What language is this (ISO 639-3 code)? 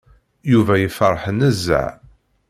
kab